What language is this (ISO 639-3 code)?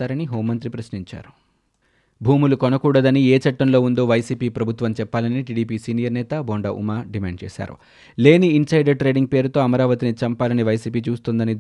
tel